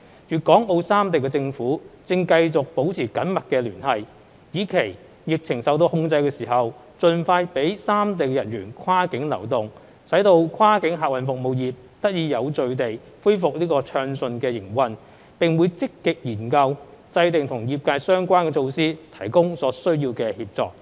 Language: Cantonese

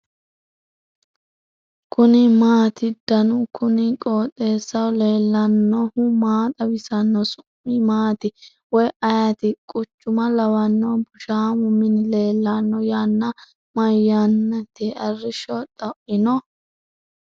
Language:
Sidamo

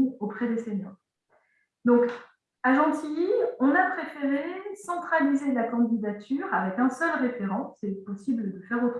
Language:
French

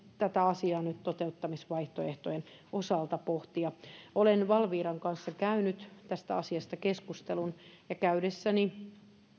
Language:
Finnish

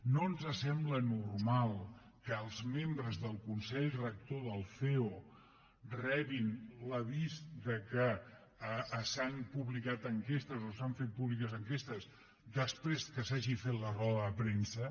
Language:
Catalan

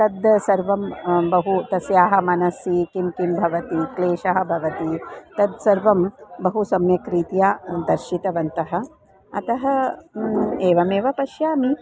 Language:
Sanskrit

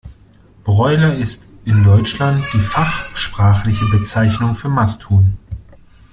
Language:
German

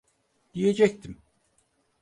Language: Turkish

